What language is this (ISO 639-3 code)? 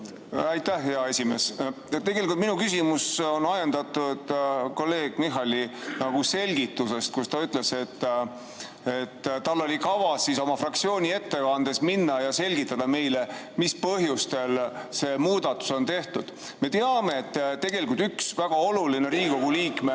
est